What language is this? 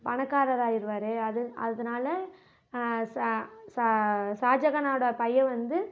Tamil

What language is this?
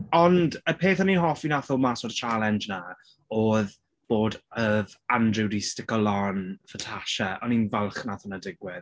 Welsh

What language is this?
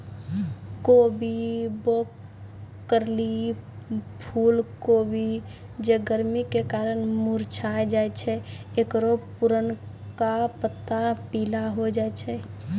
Maithili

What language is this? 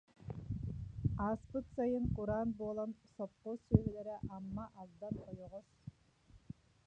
Yakut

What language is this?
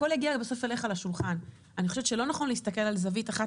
Hebrew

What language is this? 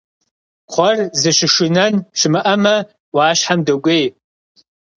Kabardian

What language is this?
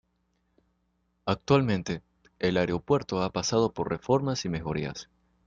Spanish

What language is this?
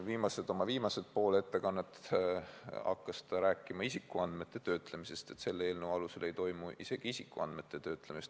Estonian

